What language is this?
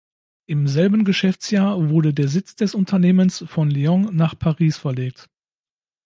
German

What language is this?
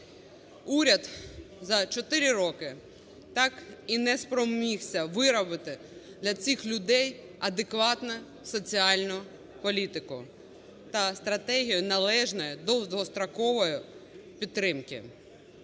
Ukrainian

